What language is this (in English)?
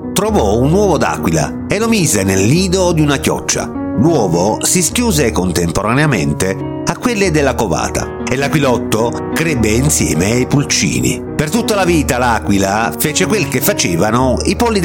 Italian